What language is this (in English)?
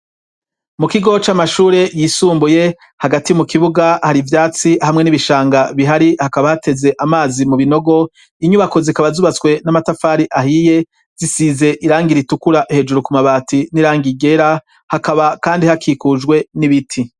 Rundi